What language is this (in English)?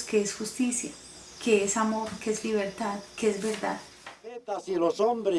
Spanish